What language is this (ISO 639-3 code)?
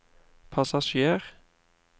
nor